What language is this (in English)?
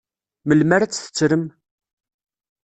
Kabyle